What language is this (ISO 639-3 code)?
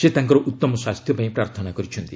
ori